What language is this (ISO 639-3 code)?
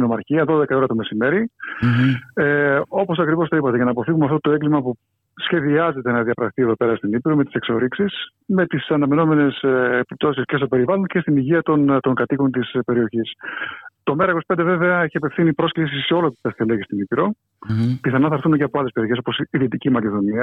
ell